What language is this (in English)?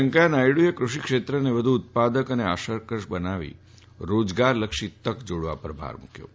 Gujarati